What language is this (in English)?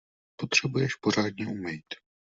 Czech